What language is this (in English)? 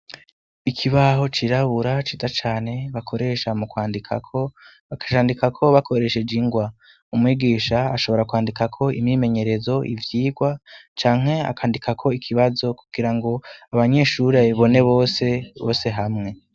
Rundi